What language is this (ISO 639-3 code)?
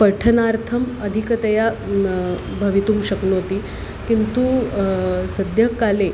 san